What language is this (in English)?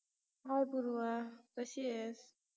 Marathi